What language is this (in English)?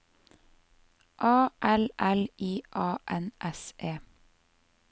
Norwegian